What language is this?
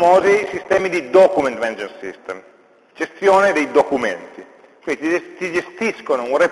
Italian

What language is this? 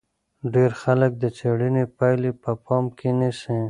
Pashto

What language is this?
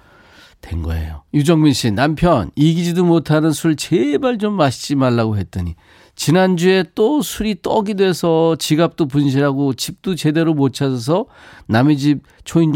Korean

